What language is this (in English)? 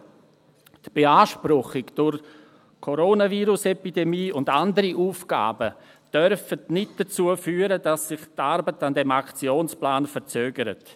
Swiss German